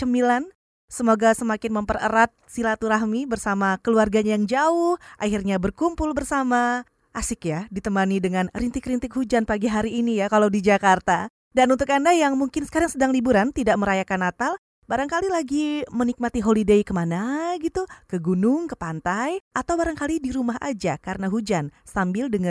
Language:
Indonesian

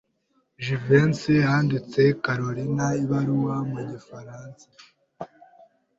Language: Kinyarwanda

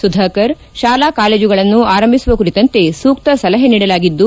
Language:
Kannada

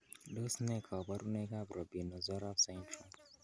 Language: Kalenjin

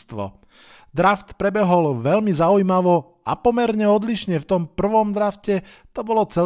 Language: Slovak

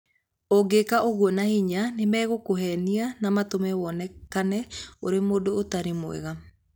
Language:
Kikuyu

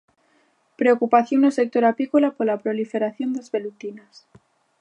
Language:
Galician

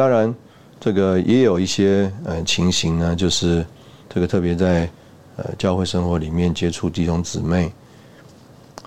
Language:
Chinese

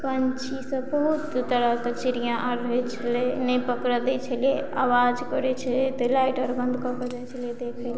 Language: Maithili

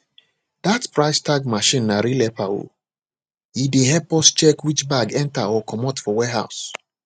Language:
Nigerian Pidgin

